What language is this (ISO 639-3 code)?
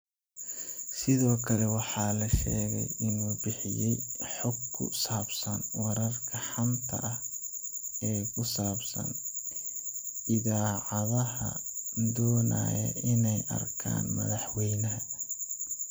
som